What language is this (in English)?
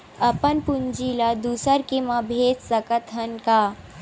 Chhattisgarhi